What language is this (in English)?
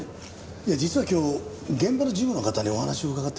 Japanese